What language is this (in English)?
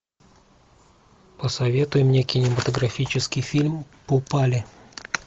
Russian